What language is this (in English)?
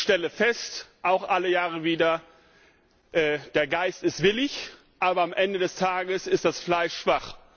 German